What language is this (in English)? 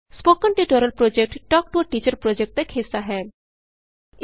Punjabi